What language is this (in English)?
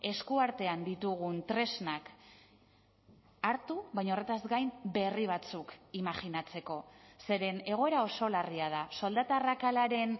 Basque